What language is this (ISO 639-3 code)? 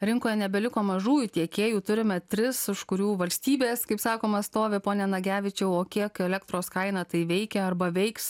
lit